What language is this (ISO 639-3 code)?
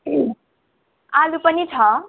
nep